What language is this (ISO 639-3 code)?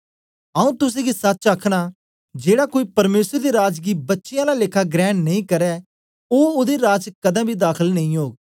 doi